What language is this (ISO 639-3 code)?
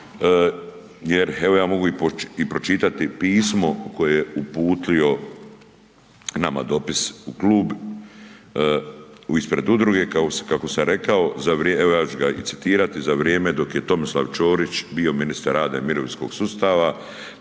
hrv